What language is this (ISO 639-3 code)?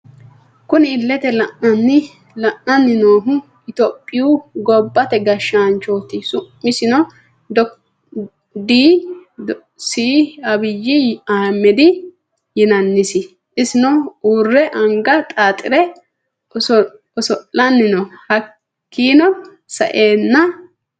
sid